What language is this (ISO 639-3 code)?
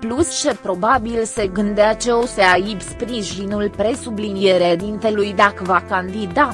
ron